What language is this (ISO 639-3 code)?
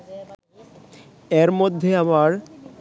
ben